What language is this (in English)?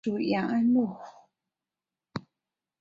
Chinese